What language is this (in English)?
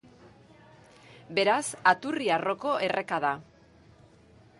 Basque